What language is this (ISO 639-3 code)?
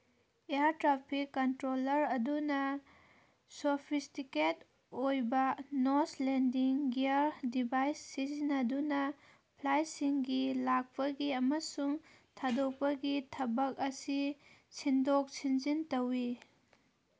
mni